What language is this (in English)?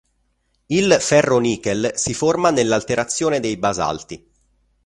Italian